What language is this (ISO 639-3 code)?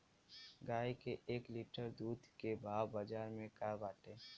bho